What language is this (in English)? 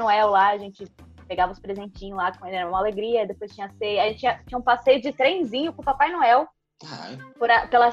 Portuguese